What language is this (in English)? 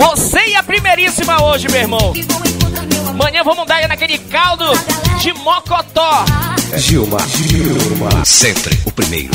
Portuguese